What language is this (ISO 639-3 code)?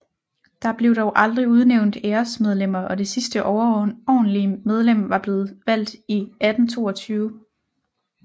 dan